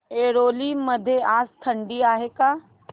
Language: Marathi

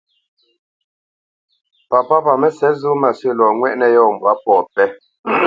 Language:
Bamenyam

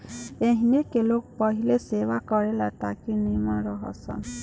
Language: Bhojpuri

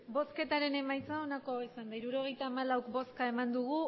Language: Basque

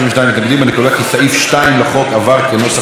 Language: Hebrew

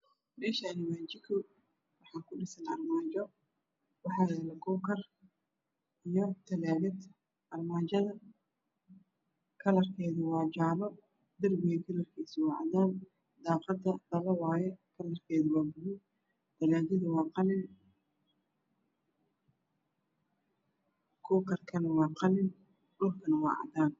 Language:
Somali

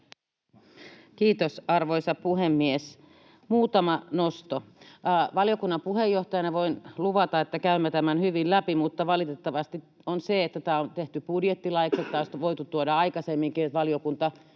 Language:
Finnish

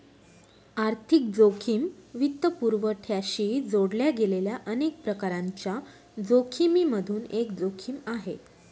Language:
Marathi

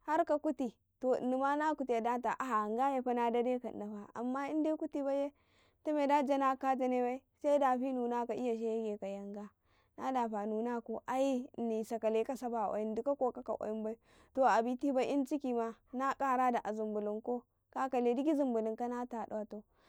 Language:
Karekare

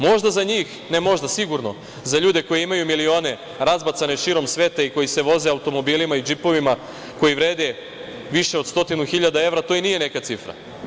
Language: Serbian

